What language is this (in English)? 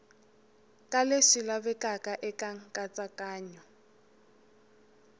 Tsonga